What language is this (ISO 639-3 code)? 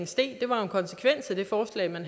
dan